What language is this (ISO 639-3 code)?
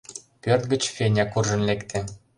chm